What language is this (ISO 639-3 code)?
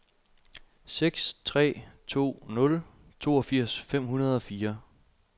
dan